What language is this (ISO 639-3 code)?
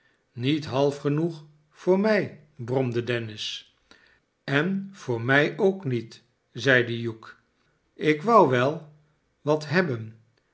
nld